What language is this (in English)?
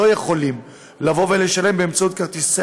Hebrew